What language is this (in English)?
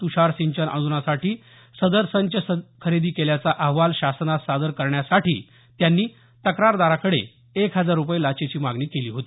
Marathi